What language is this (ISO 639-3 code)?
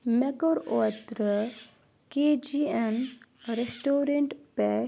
kas